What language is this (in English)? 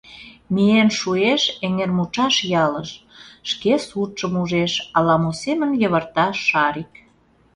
Mari